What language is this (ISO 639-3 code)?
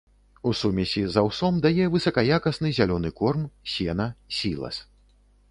bel